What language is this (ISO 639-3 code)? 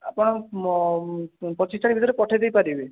ori